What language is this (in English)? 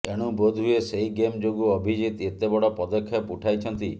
Odia